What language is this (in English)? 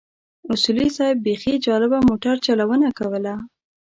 Pashto